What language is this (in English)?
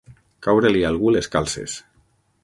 Catalan